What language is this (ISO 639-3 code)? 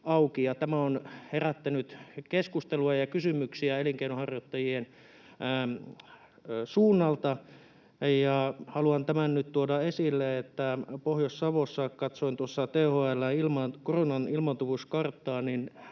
fin